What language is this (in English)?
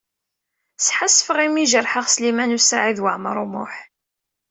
Kabyle